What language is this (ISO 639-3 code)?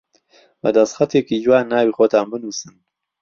ckb